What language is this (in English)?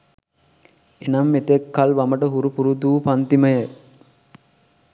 Sinhala